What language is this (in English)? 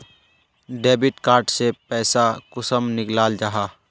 Magahi